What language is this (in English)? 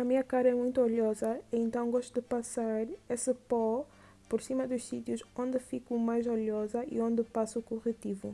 Portuguese